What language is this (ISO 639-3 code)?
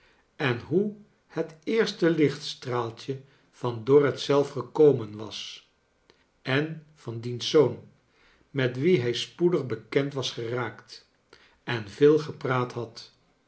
nld